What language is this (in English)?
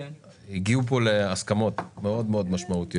Hebrew